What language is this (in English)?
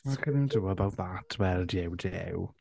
Welsh